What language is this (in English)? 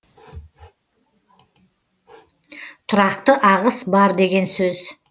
Kazakh